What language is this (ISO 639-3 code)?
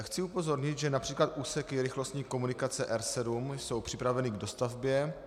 ces